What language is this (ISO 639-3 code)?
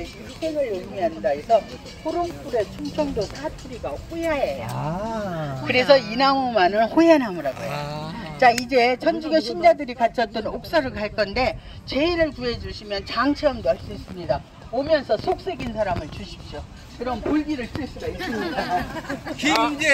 kor